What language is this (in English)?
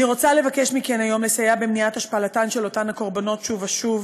Hebrew